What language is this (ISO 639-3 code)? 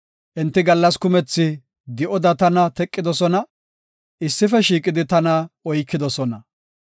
gof